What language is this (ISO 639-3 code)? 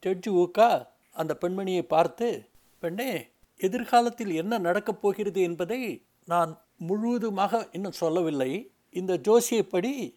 tam